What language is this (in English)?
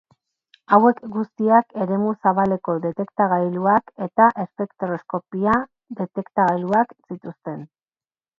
Basque